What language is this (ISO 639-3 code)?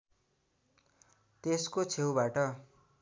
nep